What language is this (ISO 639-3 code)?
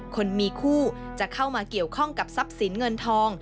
tha